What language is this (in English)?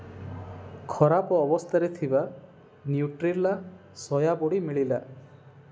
Odia